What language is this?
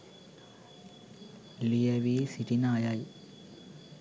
Sinhala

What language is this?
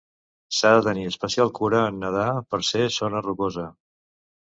Catalan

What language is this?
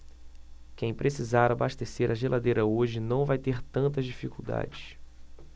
Portuguese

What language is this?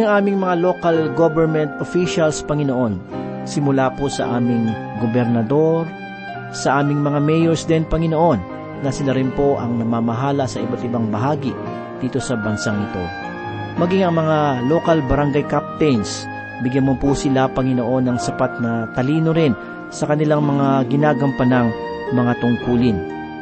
Filipino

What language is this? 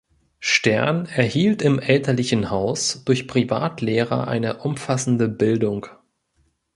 German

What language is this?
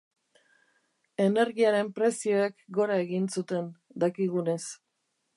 Basque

